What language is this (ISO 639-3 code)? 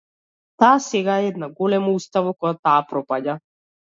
mkd